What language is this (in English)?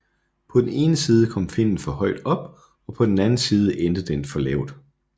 Danish